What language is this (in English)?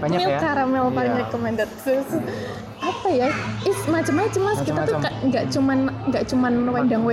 Indonesian